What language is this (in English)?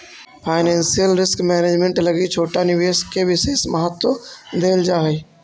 Magahi